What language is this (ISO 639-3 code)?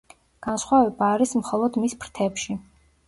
kat